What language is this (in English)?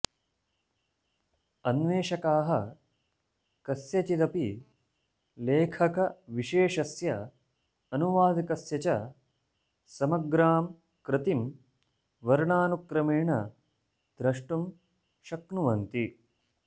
Sanskrit